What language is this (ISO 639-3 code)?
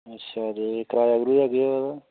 doi